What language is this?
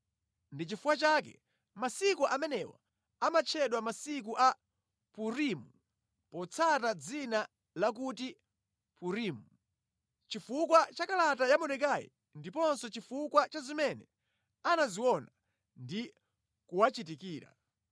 Nyanja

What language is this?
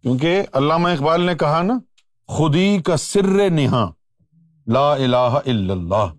Urdu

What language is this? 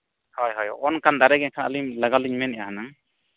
Santali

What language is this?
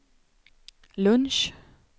Swedish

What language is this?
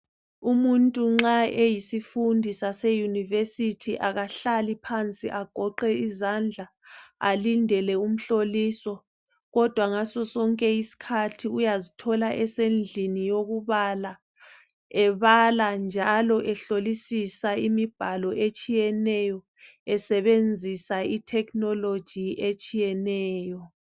North Ndebele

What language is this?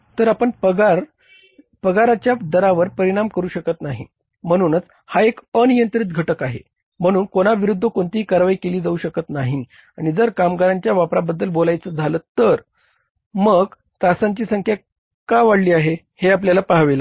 Marathi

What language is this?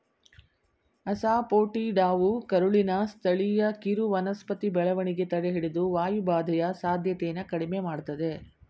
Kannada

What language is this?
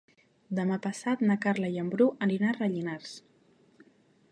Catalan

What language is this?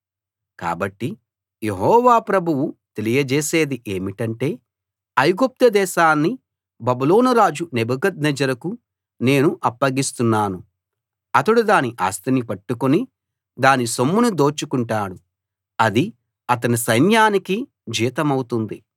Telugu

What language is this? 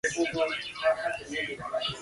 Georgian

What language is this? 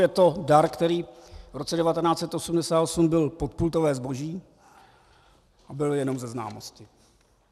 Czech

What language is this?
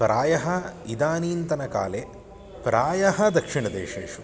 Sanskrit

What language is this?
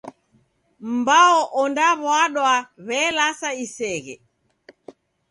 Taita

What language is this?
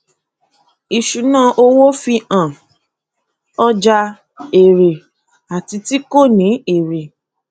Yoruba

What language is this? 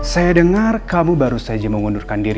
Indonesian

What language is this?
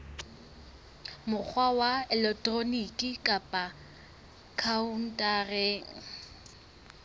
Southern Sotho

